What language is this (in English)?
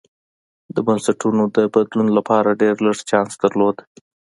Pashto